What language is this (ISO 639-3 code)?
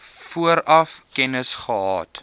afr